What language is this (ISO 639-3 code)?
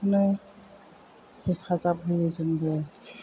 brx